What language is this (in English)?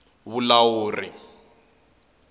Tsonga